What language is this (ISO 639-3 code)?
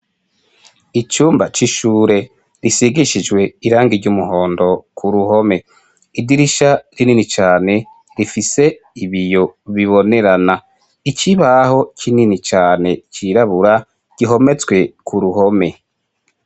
run